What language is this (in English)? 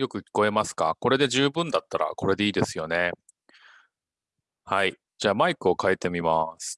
Japanese